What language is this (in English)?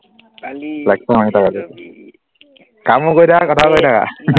Assamese